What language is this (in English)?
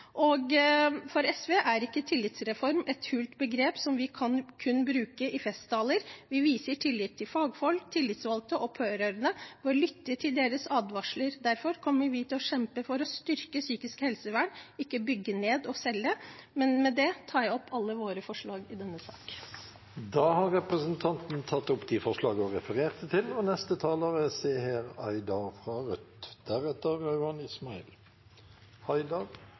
Norwegian Bokmål